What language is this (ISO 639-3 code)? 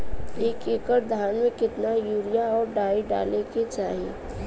bho